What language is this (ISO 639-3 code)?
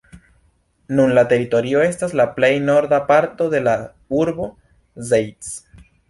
epo